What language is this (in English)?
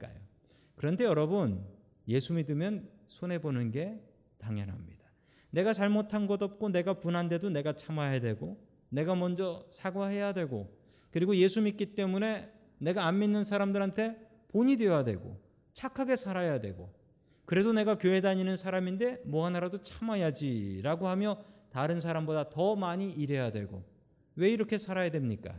Korean